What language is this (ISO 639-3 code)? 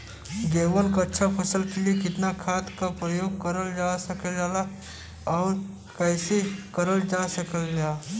bho